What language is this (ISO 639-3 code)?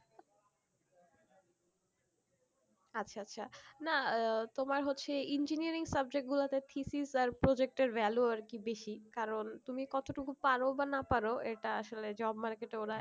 ben